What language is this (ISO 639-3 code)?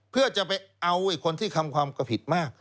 tha